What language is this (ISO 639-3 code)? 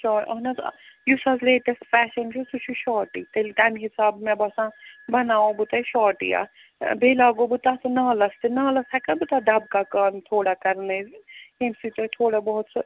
kas